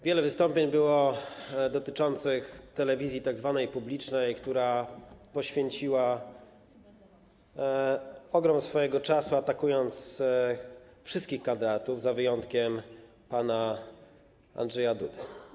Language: Polish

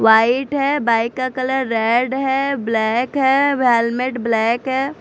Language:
Hindi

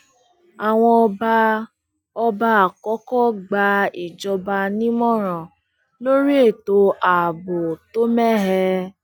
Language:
Yoruba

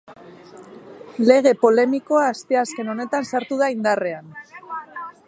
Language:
Basque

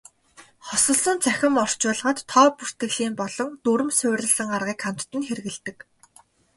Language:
Mongolian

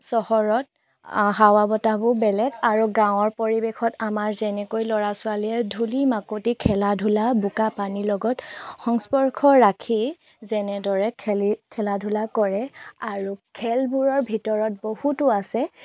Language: Assamese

